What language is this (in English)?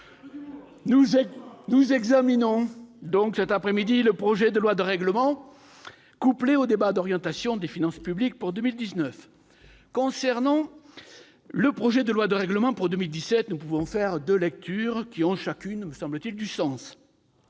French